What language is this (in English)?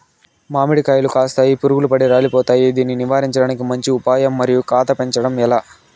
Telugu